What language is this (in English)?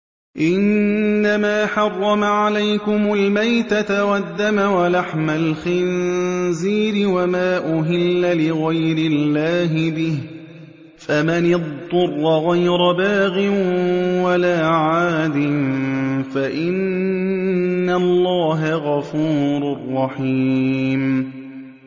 Arabic